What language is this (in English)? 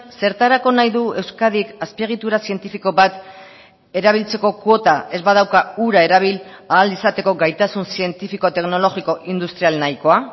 Basque